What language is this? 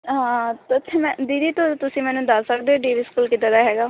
Punjabi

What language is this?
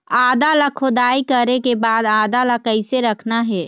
Chhattisgarhi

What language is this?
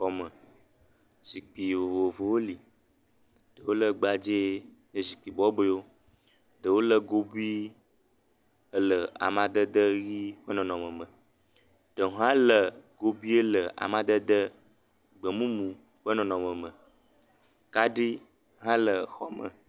Ewe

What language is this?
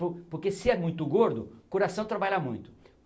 Portuguese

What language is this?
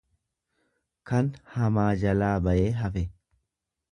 Oromo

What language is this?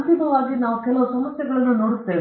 Kannada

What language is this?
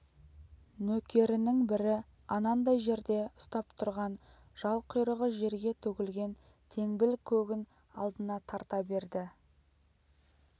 Kazakh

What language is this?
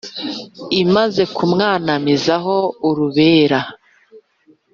Kinyarwanda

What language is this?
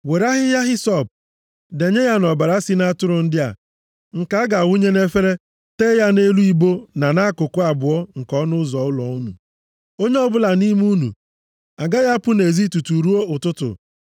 Igbo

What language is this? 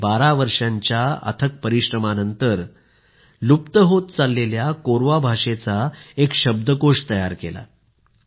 Marathi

